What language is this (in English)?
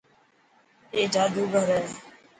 Dhatki